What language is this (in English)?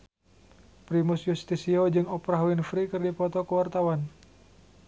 Sundanese